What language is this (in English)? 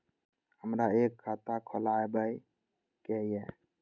Maithili